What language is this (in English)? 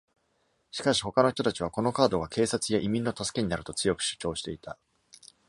Japanese